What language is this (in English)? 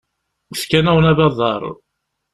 Kabyle